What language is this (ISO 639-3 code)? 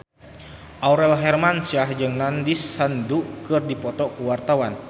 sun